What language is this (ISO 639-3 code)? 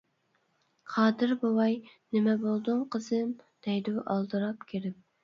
uig